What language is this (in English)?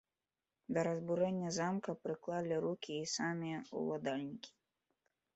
Belarusian